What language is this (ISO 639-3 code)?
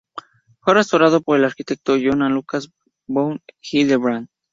spa